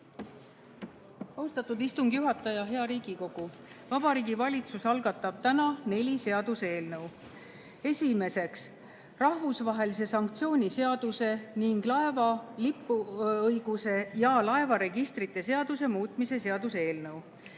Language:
Estonian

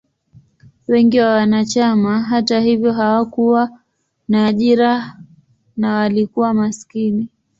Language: Swahili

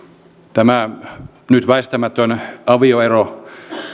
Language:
Finnish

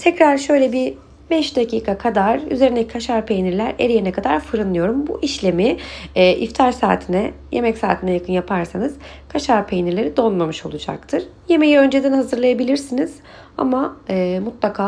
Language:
Turkish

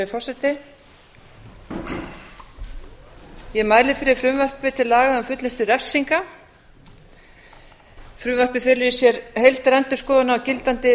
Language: Icelandic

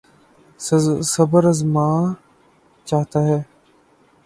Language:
Urdu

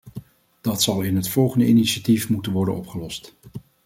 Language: Dutch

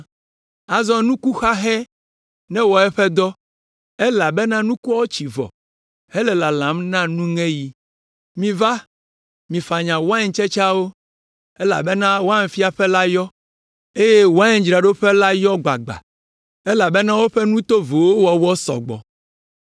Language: Ewe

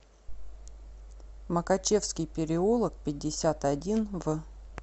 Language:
Russian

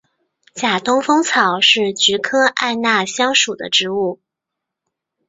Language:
Chinese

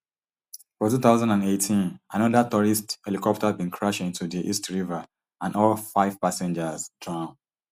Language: Nigerian Pidgin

